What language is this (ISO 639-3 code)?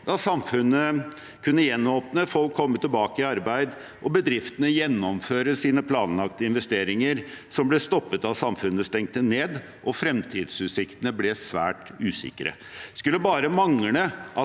nor